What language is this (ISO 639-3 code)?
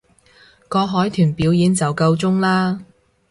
yue